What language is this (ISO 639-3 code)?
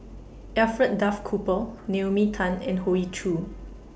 eng